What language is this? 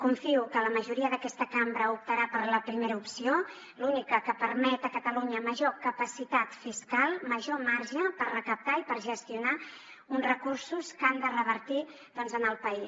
Catalan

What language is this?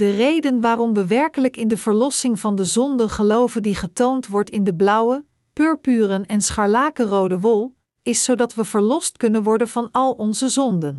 Dutch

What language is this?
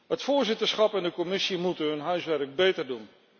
Dutch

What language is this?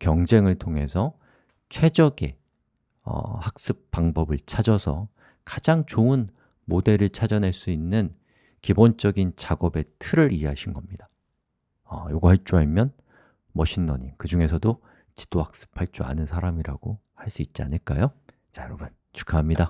Korean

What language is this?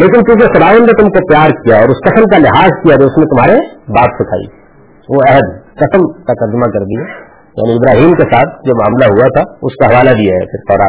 Urdu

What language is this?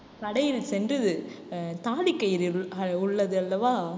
Tamil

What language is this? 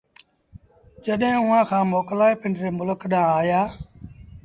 Sindhi Bhil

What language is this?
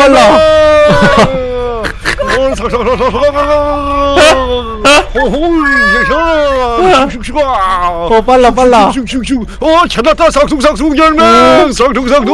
Korean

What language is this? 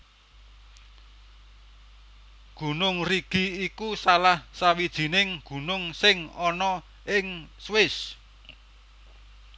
Javanese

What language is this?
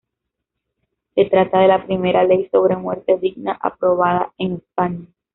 Spanish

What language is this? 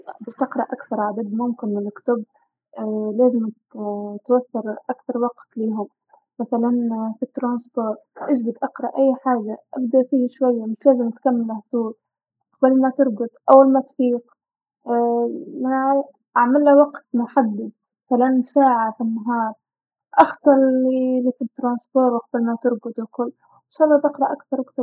Tunisian Arabic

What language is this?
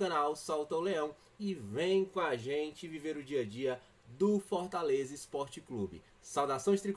Portuguese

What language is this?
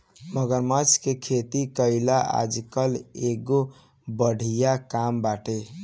Bhojpuri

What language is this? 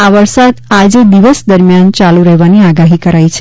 Gujarati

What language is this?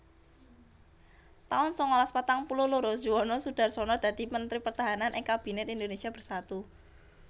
Javanese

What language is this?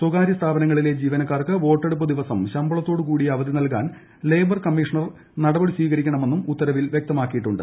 Malayalam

